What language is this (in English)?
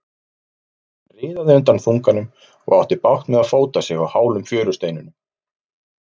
Icelandic